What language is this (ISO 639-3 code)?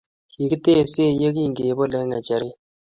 kln